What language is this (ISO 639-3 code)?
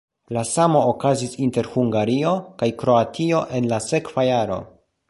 epo